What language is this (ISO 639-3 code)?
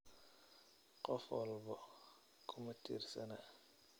som